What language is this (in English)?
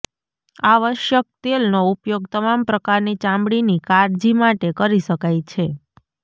Gujarati